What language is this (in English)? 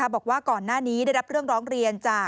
Thai